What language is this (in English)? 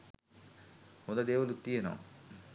Sinhala